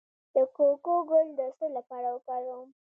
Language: Pashto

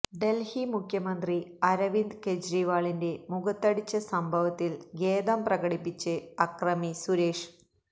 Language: Malayalam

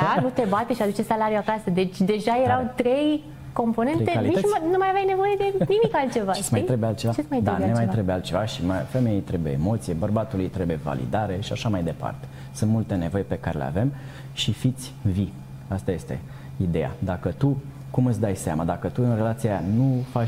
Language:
Romanian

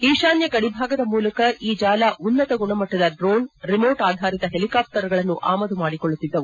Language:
Kannada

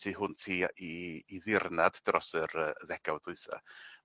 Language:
Welsh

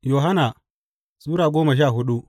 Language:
Hausa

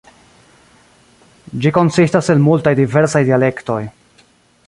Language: Esperanto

